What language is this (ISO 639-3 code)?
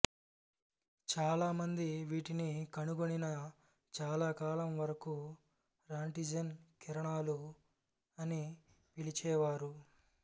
tel